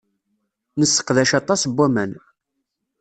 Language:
Kabyle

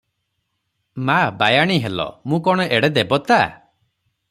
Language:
Odia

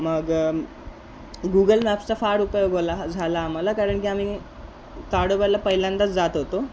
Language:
Marathi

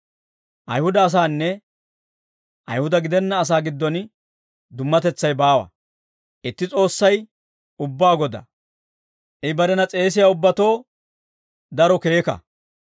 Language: Dawro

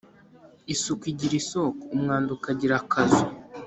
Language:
Kinyarwanda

